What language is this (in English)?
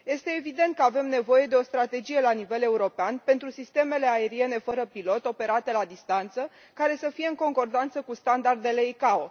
Romanian